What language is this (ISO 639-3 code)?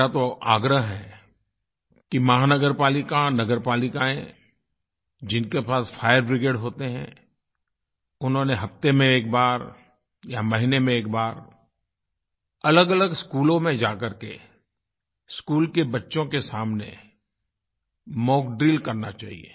hin